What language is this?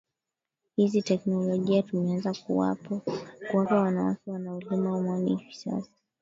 Swahili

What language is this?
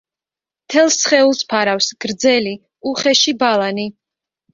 Georgian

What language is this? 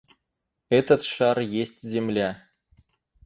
Russian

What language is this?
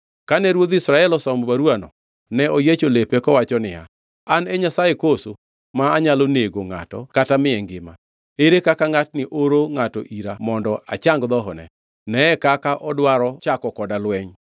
Luo (Kenya and Tanzania)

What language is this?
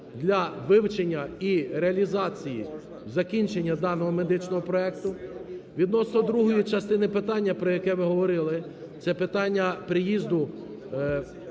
Ukrainian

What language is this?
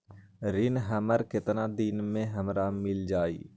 Magahi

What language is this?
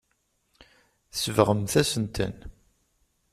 Kabyle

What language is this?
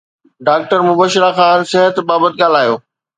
Sindhi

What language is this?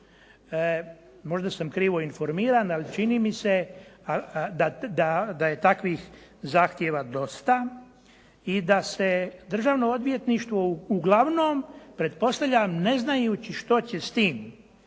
Croatian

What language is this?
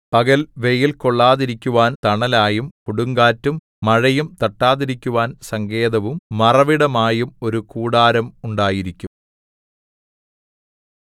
Malayalam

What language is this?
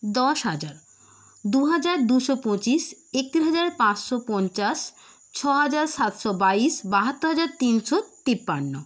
Bangla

